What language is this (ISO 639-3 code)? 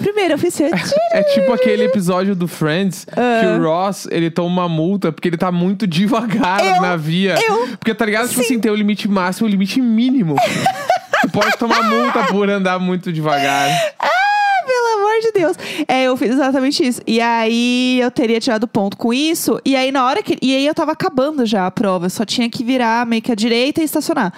por